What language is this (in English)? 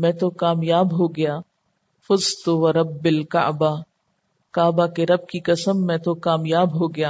Urdu